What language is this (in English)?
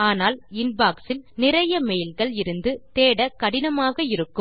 Tamil